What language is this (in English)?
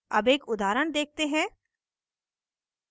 Hindi